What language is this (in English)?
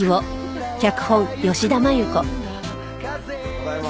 Japanese